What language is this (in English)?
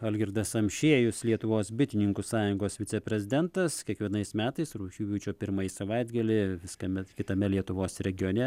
Lithuanian